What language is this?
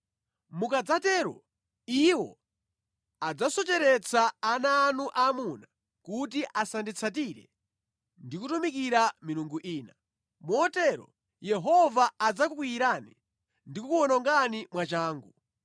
Nyanja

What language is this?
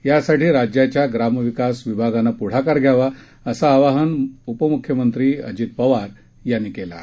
Marathi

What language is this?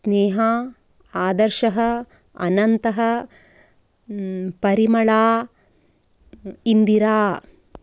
Sanskrit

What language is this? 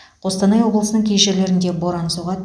Kazakh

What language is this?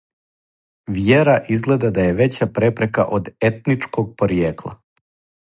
Serbian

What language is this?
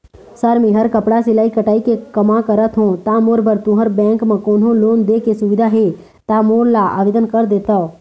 Chhattisgarhi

